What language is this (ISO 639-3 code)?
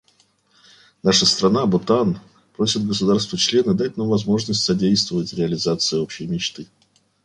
rus